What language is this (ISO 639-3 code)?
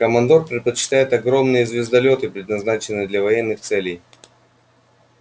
rus